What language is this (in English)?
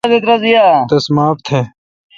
Kalkoti